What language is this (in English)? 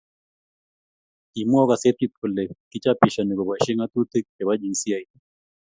Kalenjin